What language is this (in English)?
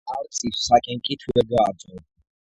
Georgian